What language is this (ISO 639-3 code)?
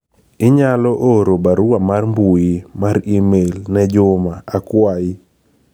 luo